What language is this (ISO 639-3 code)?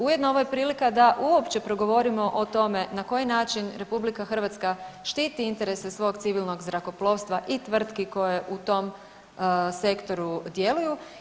hrv